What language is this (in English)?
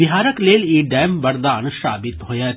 Maithili